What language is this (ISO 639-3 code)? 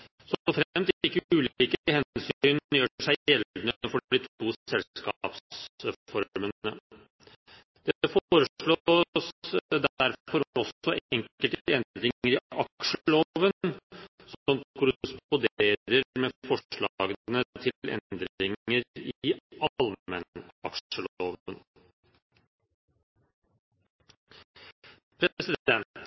nob